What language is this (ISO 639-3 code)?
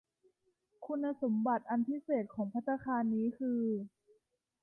tha